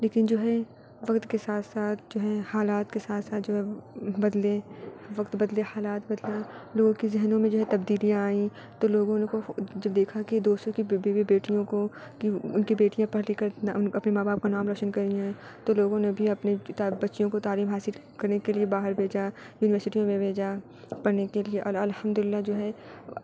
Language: Urdu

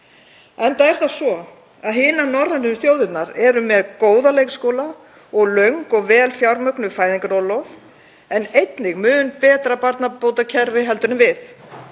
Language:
Icelandic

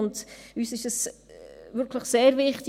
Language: Swiss German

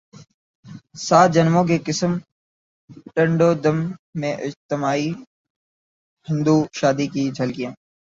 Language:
Urdu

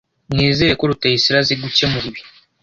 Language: Kinyarwanda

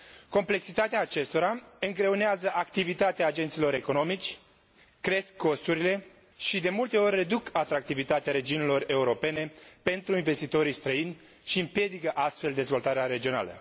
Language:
Romanian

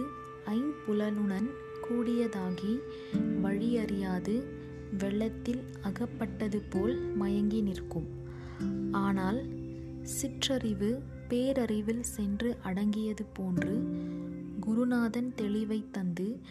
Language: Tamil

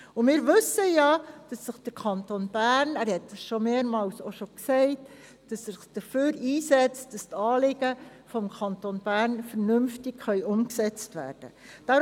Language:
Swiss German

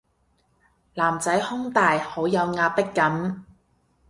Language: Cantonese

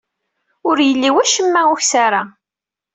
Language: Kabyle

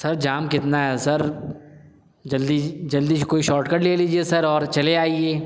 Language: Urdu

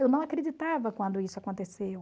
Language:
Portuguese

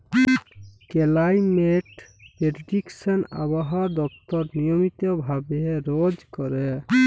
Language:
Bangla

